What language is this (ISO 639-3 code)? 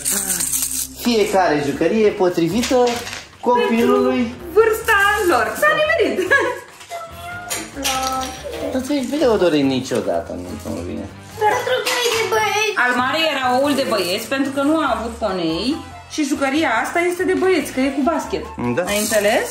ron